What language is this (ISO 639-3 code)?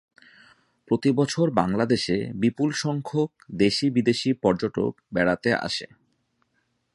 ben